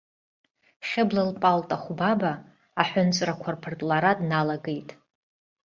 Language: Abkhazian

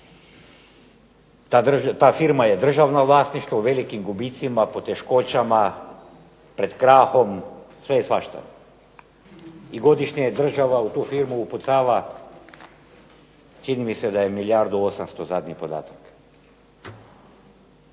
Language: Croatian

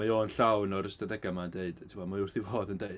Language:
Welsh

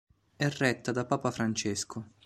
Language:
Italian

